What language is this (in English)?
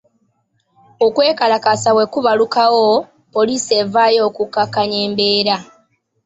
Ganda